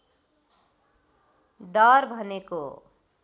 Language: Nepali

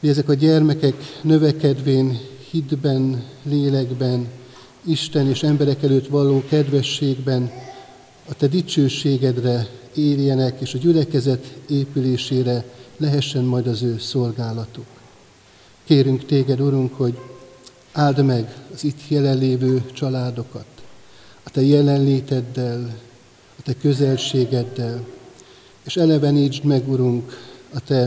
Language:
Hungarian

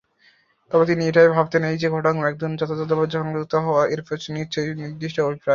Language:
Bangla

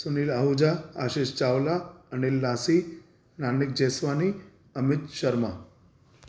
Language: Sindhi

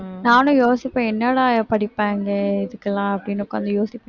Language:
Tamil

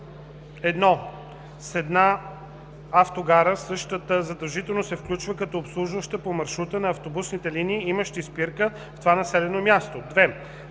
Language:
Bulgarian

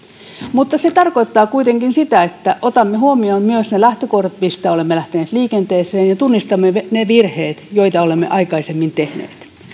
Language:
Finnish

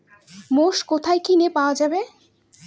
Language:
Bangla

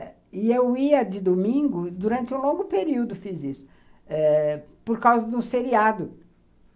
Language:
Portuguese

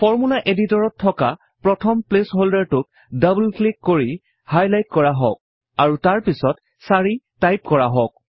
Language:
Assamese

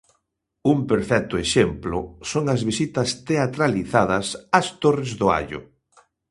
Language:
Galician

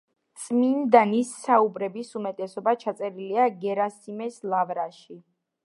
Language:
Georgian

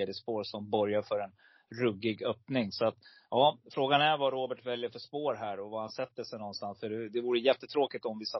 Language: Swedish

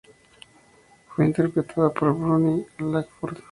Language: Spanish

